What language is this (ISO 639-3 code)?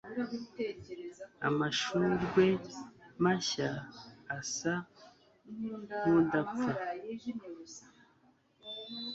kin